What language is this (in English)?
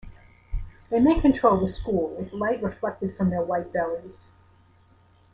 English